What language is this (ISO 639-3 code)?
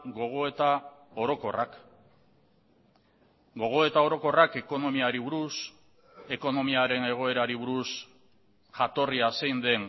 eus